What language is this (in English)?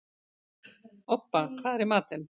Icelandic